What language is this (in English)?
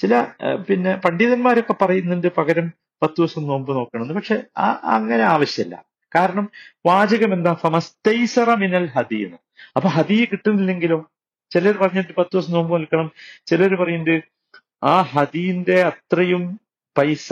Malayalam